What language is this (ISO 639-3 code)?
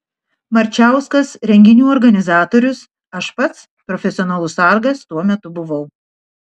lit